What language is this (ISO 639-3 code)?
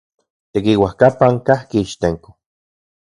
ncx